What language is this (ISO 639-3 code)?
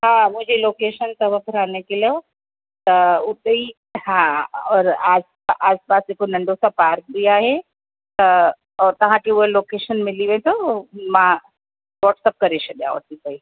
snd